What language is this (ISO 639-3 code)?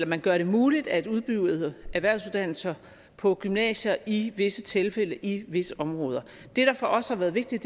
dan